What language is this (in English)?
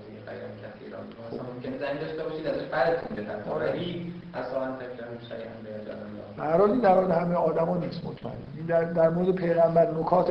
Persian